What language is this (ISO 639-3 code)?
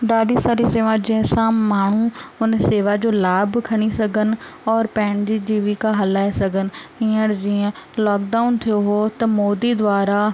snd